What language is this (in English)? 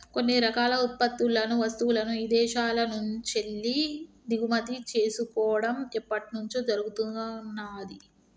Telugu